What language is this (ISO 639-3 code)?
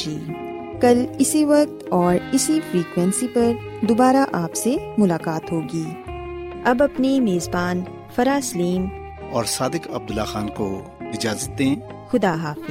urd